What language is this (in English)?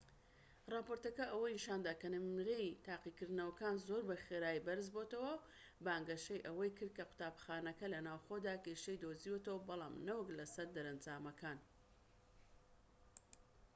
Central Kurdish